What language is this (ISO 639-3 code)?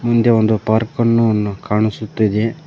kan